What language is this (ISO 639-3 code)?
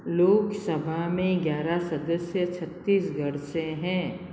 hin